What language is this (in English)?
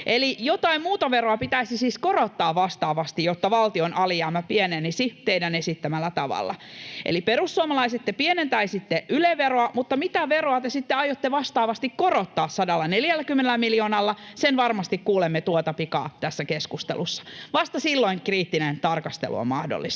Finnish